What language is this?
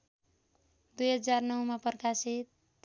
Nepali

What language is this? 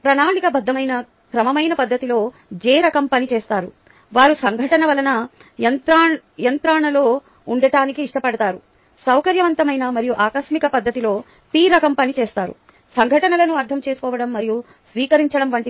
Telugu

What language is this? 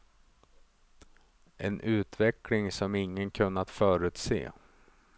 Swedish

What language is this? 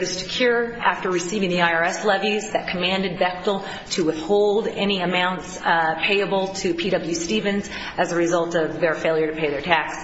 English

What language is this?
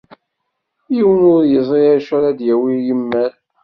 Kabyle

